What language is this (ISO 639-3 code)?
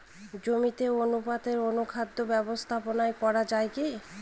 ben